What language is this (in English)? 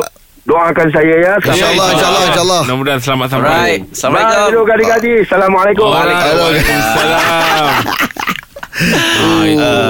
Malay